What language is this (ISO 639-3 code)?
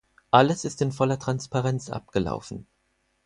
deu